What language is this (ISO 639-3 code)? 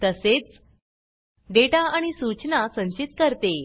mar